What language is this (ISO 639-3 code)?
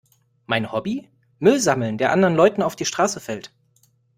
deu